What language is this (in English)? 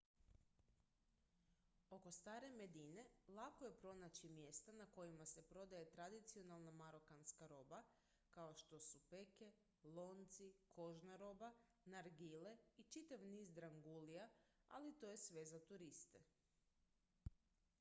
Croatian